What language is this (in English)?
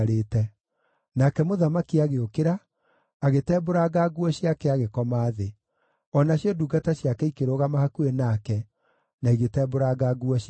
Kikuyu